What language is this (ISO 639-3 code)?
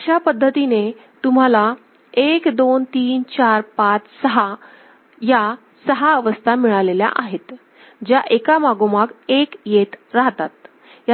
mar